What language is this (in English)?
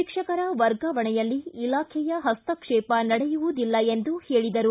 Kannada